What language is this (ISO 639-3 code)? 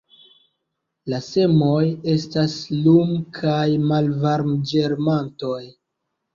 epo